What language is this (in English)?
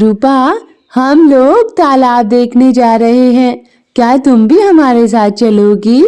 Hindi